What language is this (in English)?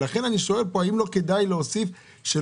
Hebrew